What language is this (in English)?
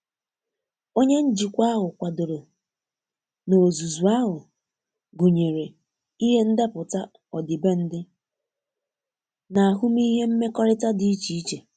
Igbo